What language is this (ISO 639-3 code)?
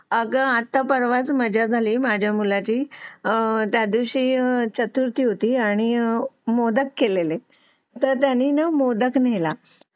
mar